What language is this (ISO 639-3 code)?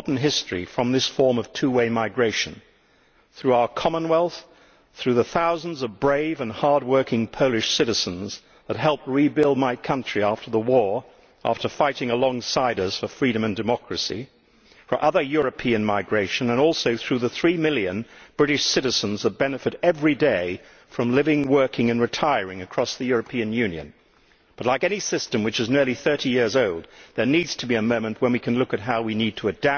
eng